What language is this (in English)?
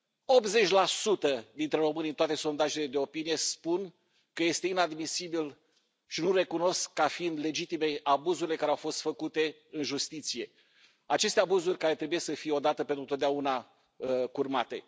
Romanian